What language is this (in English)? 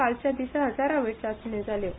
Konkani